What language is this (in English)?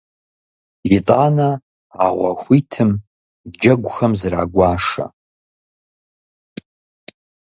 Kabardian